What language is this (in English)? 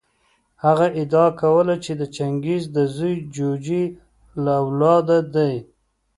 Pashto